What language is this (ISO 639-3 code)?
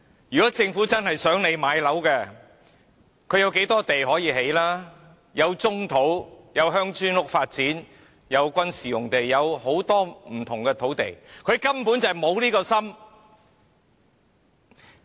yue